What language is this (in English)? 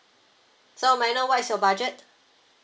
English